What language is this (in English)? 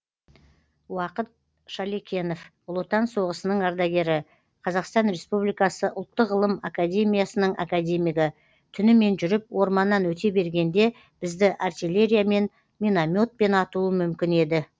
Kazakh